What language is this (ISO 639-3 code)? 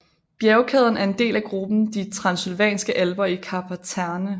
dan